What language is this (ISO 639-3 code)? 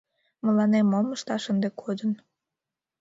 chm